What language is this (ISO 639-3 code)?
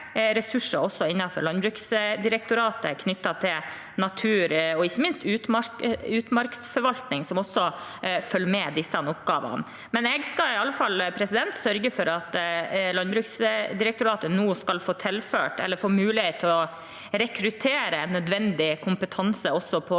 nor